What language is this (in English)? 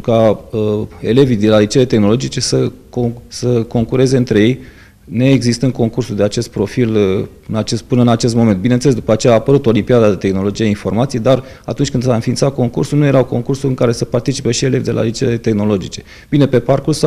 Romanian